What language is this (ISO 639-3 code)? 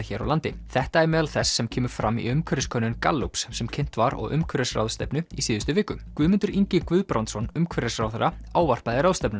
isl